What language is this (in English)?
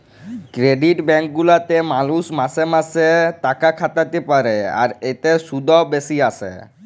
Bangla